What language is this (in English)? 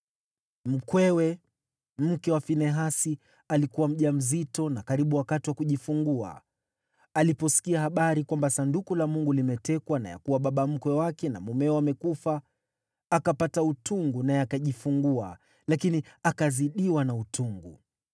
Swahili